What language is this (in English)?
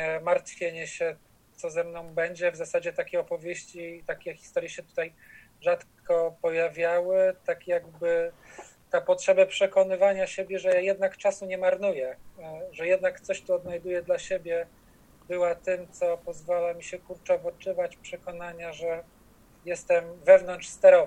Polish